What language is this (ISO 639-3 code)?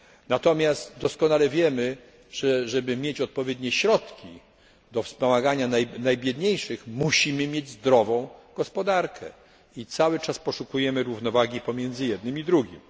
pol